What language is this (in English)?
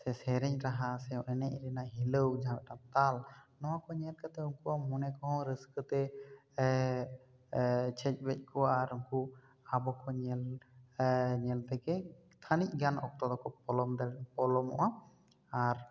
Santali